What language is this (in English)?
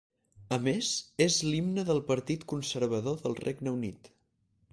Catalan